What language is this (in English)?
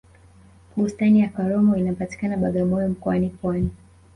Swahili